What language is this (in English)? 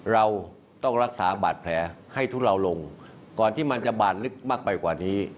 Thai